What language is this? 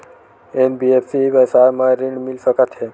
Chhattisgarhi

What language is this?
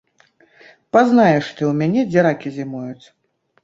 Belarusian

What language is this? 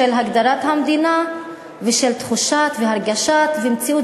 Hebrew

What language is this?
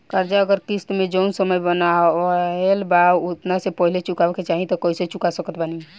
Bhojpuri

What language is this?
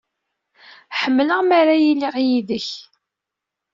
Kabyle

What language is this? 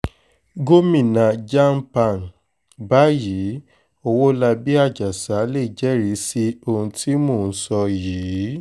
Yoruba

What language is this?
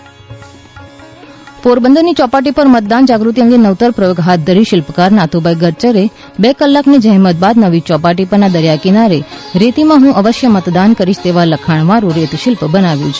Gujarati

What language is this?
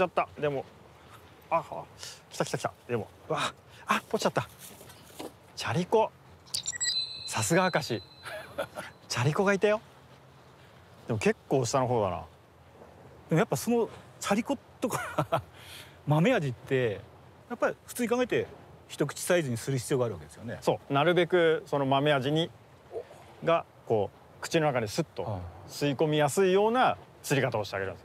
Japanese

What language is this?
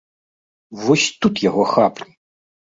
Belarusian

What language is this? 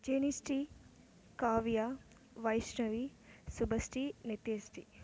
Tamil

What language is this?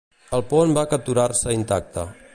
Catalan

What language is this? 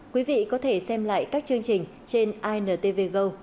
Vietnamese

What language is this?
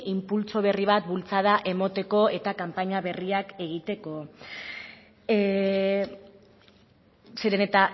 Basque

